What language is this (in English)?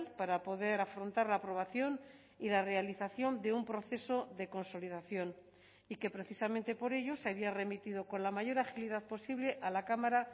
Spanish